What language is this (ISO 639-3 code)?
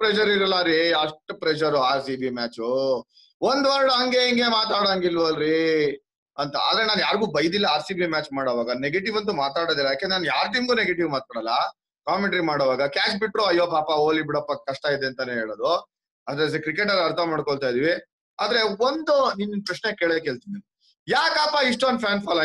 kan